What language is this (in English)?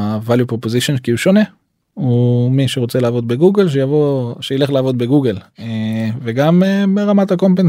Hebrew